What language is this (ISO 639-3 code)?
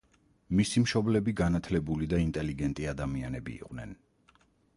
kat